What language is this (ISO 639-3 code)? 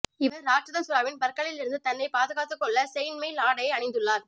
tam